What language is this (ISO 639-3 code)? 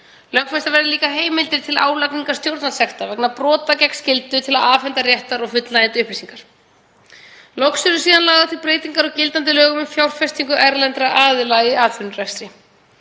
isl